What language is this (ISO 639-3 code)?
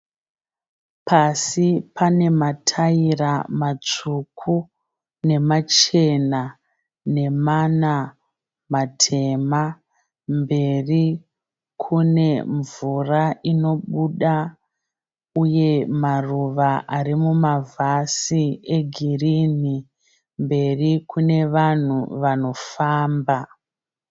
sna